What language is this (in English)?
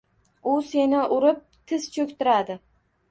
Uzbek